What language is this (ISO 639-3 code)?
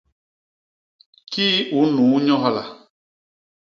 bas